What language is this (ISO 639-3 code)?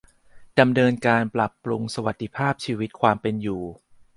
tha